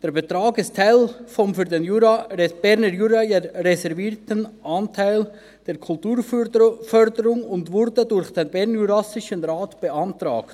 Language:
Swiss German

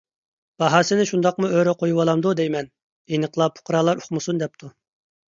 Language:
Uyghur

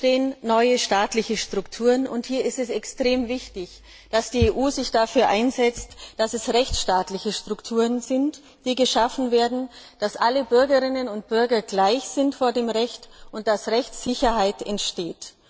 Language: German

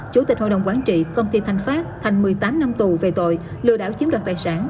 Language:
Vietnamese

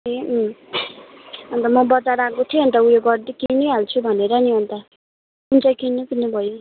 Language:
Nepali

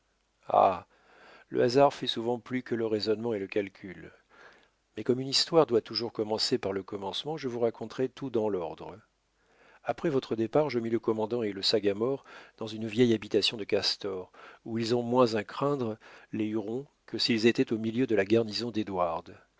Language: French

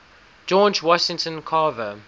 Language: English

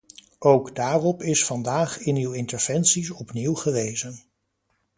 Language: Dutch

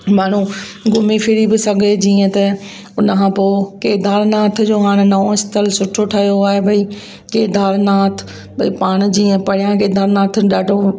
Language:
Sindhi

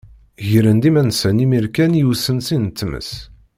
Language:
Kabyle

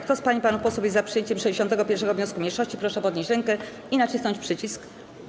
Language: Polish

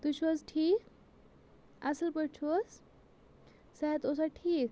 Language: Kashmiri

